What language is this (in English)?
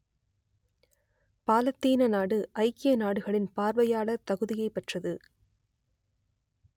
Tamil